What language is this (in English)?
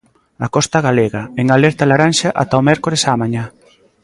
Galician